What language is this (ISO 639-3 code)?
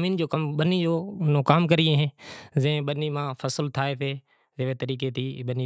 gjk